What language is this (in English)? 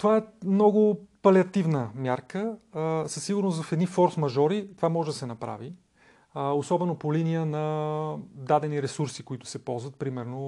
Bulgarian